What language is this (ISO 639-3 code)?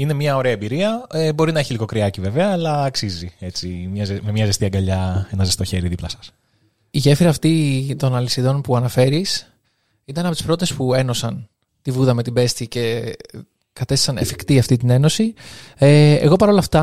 ell